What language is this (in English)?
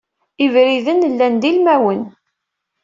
Kabyle